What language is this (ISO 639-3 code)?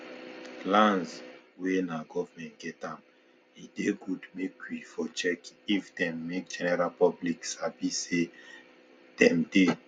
pcm